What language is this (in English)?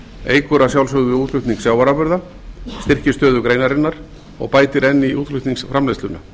Icelandic